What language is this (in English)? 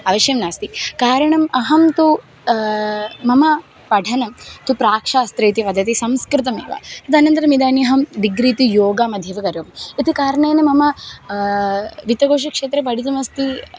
Sanskrit